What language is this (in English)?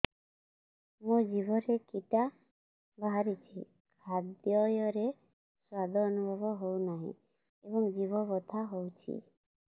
Odia